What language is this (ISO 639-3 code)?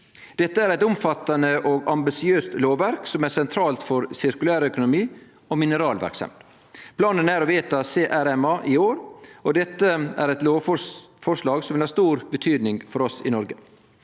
nor